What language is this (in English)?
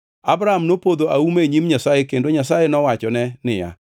Luo (Kenya and Tanzania)